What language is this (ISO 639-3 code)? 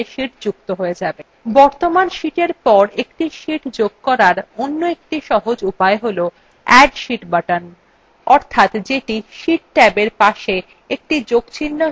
ben